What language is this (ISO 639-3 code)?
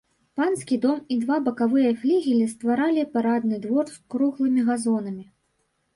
bel